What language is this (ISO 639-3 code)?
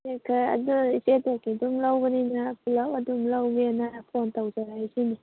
mni